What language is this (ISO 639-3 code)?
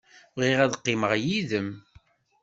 kab